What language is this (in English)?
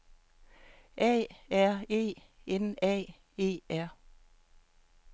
Danish